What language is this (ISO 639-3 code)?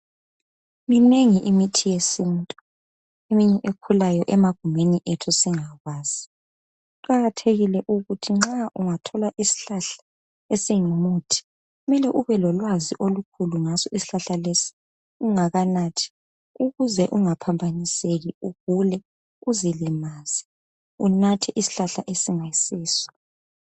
nde